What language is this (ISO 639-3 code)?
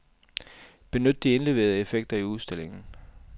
dan